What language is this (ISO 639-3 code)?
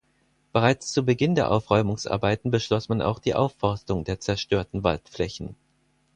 deu